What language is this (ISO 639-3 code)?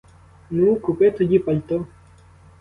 ukr